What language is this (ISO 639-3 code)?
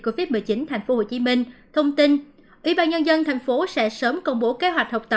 vie